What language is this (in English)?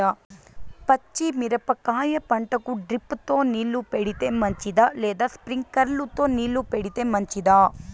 Telugu